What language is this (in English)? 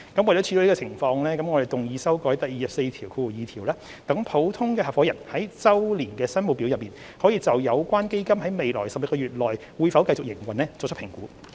Cantonese